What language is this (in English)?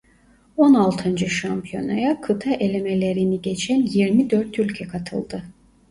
Turkish